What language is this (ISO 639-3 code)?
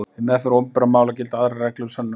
isl